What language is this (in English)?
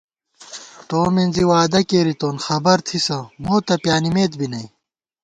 Gawar-Bati